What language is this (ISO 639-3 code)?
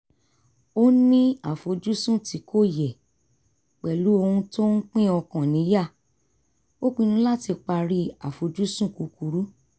yor